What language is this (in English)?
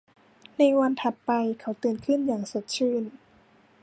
Thai